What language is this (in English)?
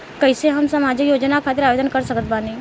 Bhojpuri